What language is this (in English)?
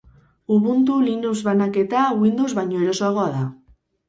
Basque